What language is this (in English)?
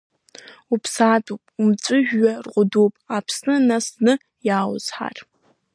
Abkhazian